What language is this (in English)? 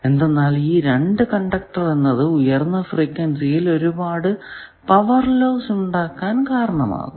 Malayalam